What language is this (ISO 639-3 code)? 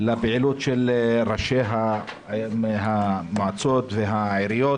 heb